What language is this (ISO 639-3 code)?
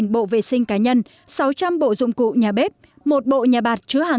vie